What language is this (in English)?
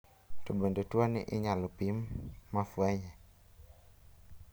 Luo (Kenya and Tanzania)